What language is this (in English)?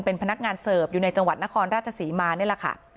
Thai